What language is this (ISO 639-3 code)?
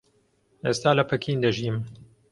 ckb